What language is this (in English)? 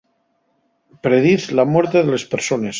Asturian